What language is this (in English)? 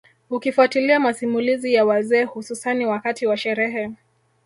Swahili